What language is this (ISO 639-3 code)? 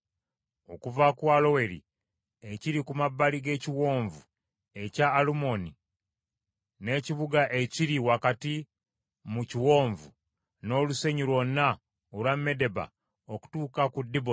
lug